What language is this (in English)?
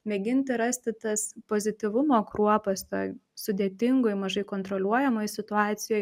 Lithuanian